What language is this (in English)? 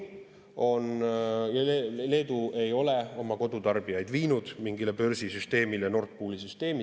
Estonian